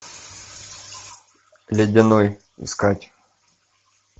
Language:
Russian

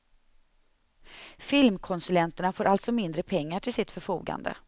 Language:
Swedish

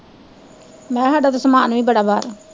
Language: Punjabi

